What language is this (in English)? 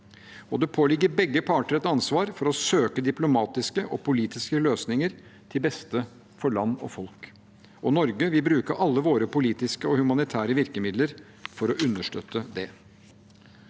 Norwegian